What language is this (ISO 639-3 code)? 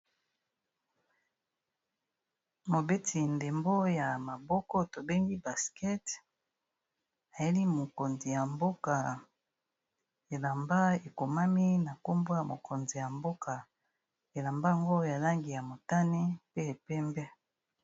lin